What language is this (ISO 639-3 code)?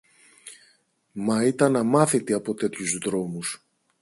ell